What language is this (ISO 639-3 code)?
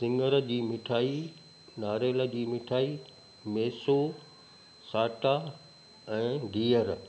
snd